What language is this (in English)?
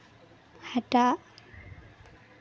Santali